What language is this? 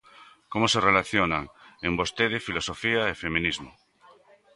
Galician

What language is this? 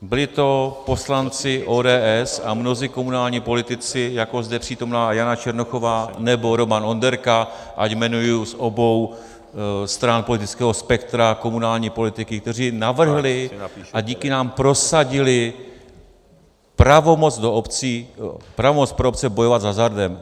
Czech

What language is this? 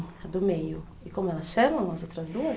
Portuguese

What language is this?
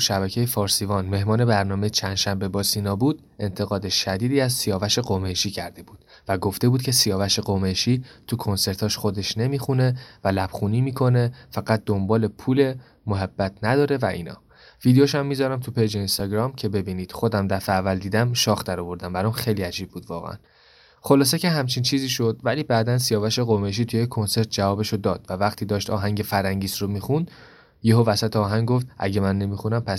Persian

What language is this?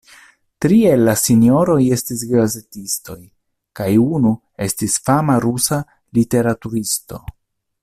Esperanto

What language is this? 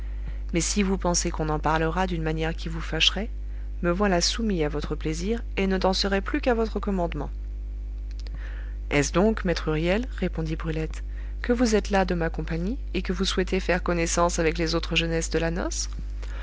French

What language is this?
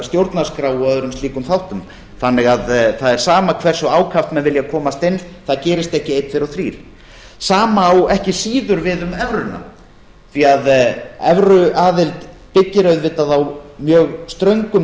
Icelandic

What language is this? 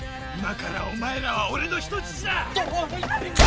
Japanese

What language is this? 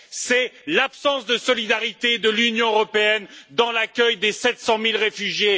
French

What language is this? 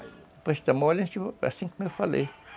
Portuguese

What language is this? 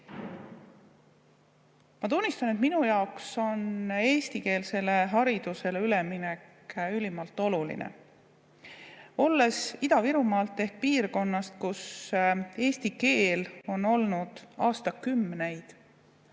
Estonian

